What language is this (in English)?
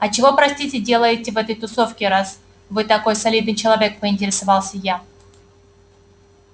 Russian